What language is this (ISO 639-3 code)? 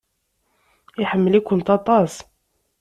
kab